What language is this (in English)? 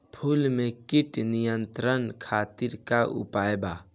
Bhojpuri